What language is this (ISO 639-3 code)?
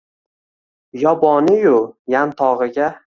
uzb